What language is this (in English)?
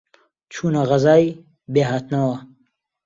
Central Kurdish